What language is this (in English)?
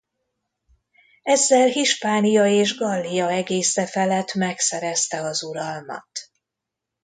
Hungarian